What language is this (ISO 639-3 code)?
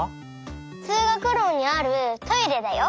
jpn